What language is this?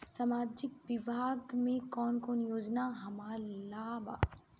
Bhojpuri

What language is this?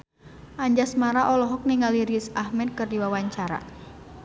Sundanese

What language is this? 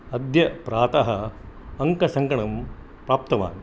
Sanskrit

